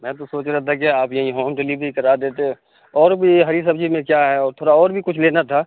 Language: Urdu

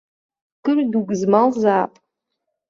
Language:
Abkhazian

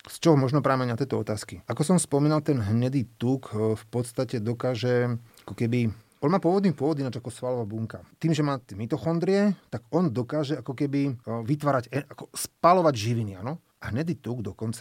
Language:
Slovak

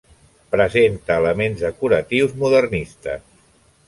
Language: Catalan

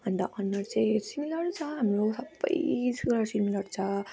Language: Nepali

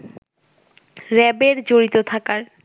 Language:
Bangla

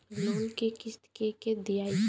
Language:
Bhojpuri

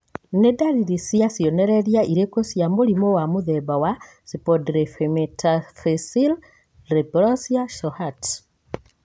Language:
Kikuyu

